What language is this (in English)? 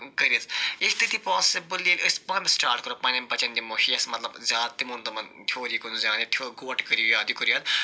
Kashmiri